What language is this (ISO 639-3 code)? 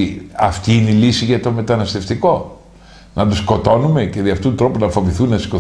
ell